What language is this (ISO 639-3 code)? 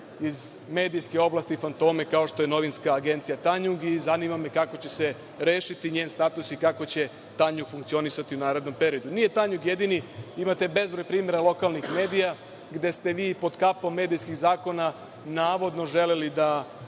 srp